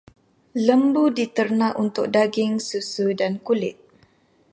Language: Malay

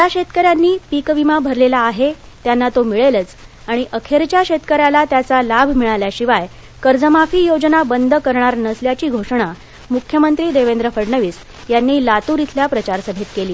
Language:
Marathi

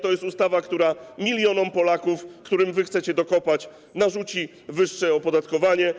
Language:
Polish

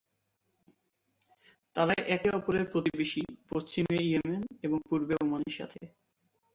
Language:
Bangla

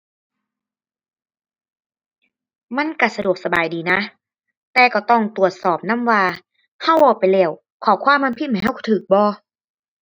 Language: Thai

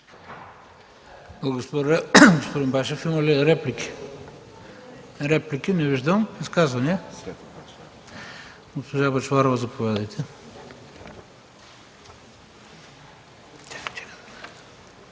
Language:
Bulgarian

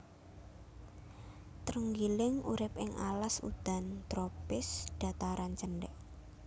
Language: Javanese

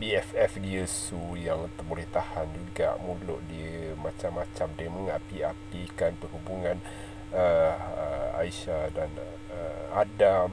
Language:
Malay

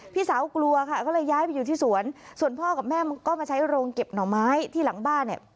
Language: Thai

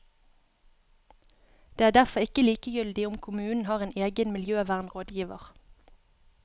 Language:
Norwegian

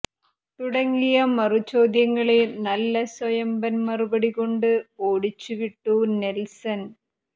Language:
Malayalam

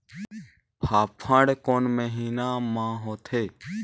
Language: Chhattisgarhi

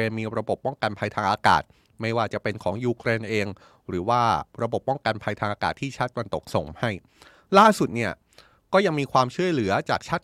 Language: Thai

